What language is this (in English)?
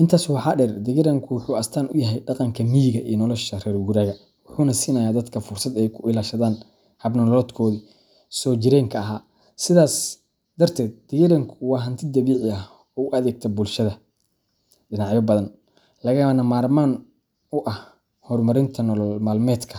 Somali